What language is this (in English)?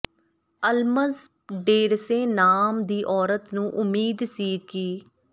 Punjabi